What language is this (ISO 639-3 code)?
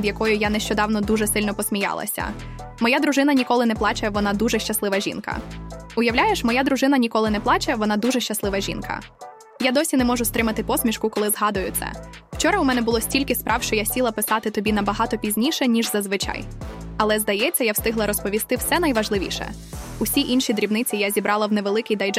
ukr